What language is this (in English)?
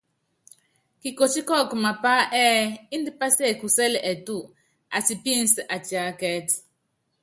Yangben